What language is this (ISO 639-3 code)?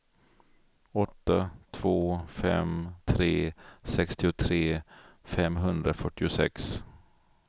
swe